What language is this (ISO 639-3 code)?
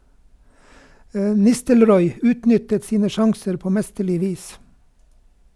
nor